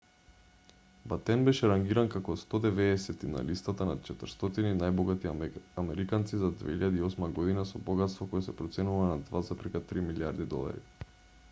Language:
Macedonian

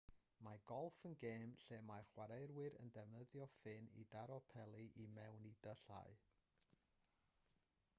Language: Welsh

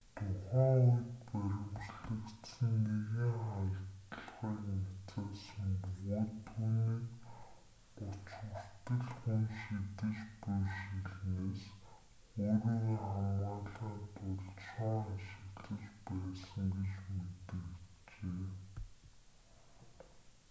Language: Mongolian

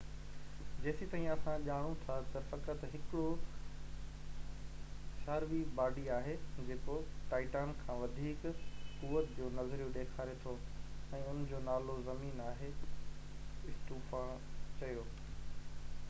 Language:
Sindhi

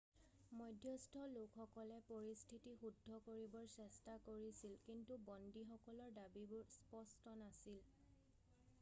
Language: Assamese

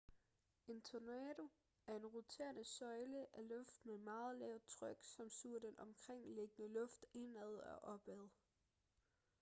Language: Danish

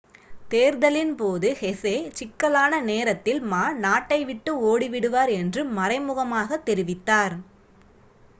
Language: Tamil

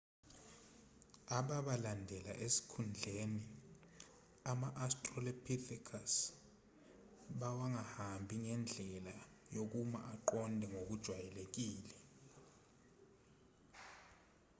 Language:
Zulu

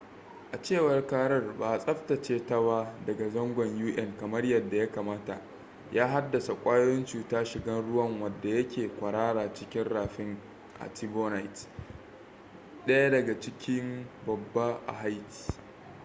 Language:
Hausa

